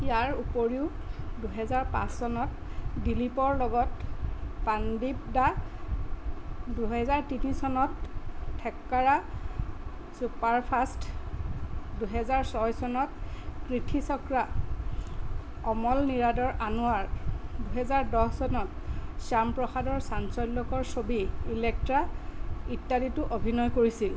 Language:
Assamese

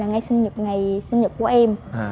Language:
Vietnamese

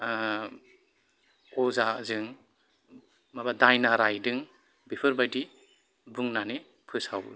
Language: Bodo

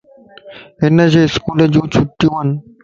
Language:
Lasi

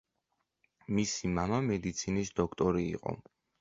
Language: Georgian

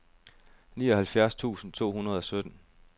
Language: Danish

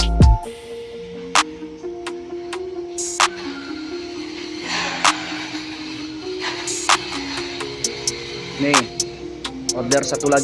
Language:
Indonesian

